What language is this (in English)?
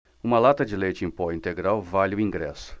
Portuguese